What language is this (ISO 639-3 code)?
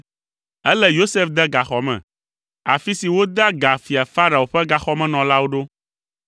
ewe